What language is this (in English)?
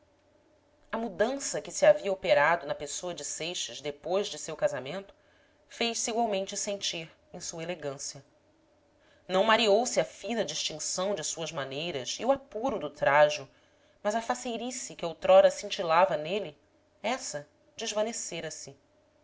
Portuguese